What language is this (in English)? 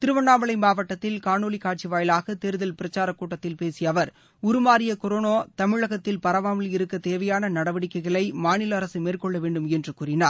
Tamil